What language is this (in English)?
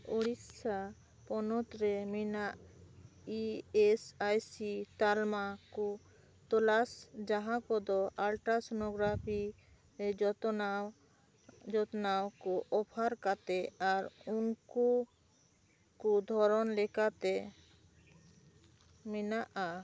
Santali